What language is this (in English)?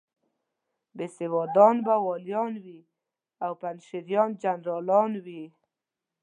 Pashto